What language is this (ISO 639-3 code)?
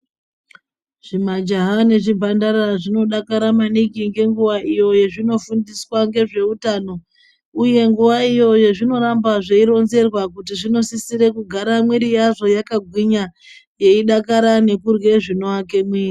ndc